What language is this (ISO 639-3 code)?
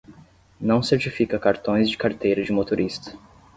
por